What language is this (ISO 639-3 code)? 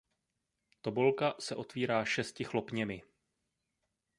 ces